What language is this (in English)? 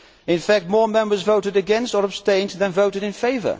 English